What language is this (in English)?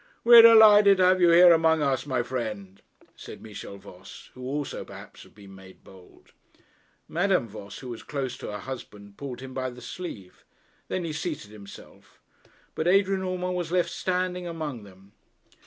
English